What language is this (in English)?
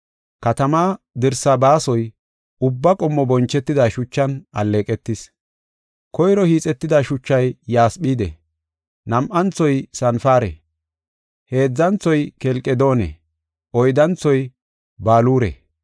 Gofa